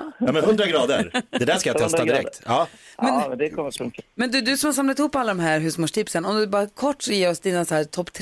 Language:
Swedish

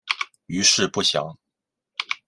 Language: Chinese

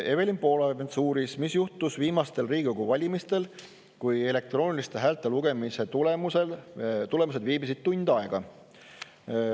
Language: Estonian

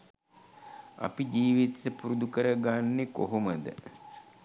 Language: Sinhala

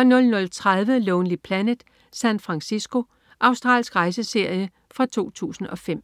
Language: Danish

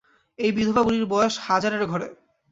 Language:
Bangla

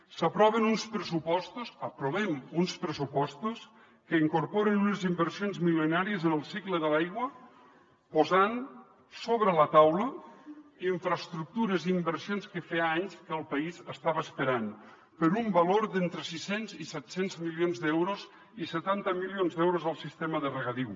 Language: Catalan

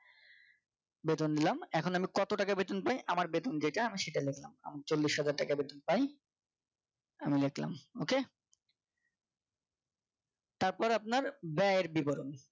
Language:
Bangla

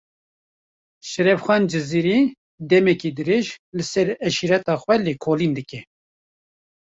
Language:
Kurdish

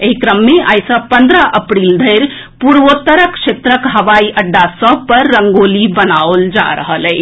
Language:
Maithili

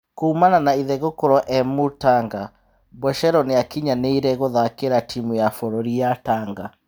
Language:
Kikuyu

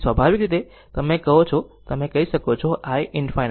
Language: Gujarati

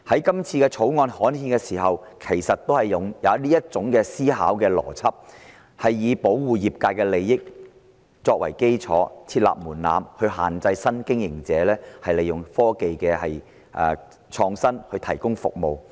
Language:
Cantonese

